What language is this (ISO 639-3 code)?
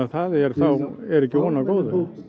isl